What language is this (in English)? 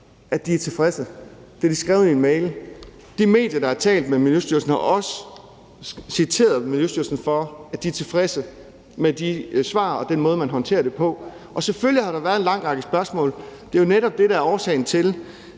Danish